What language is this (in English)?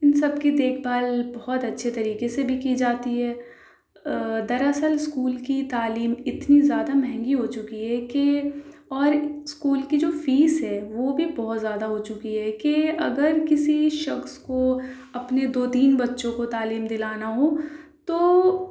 Urdu